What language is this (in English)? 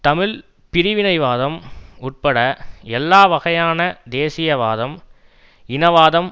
Tamil